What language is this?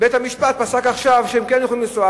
Hebrew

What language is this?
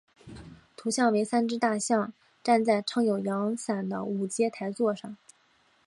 Chinese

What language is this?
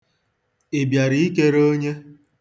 Igbo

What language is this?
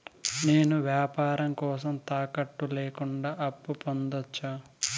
Telugu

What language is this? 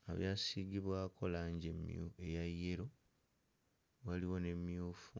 Ganda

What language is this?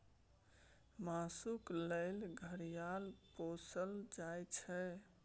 Maithili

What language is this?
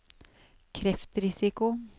Norwegian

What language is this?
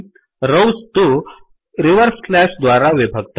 Sanskrit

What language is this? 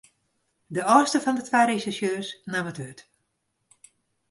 Western Frisian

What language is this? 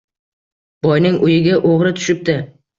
Uzbek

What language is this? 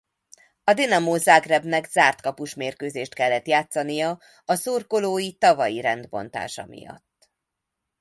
Hungarian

